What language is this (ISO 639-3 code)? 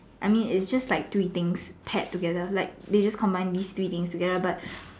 eng